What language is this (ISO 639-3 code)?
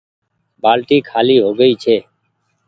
gig